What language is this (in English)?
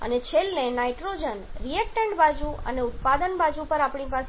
Gujarati